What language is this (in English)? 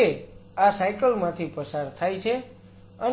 Gujarati